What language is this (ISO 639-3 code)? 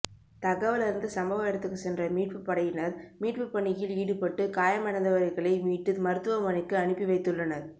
tam